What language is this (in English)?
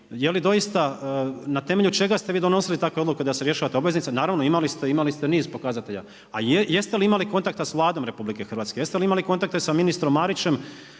Croatian